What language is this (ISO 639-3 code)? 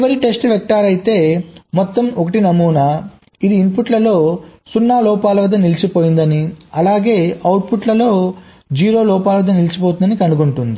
tel